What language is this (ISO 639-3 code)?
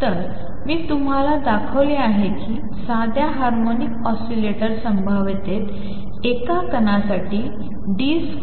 mar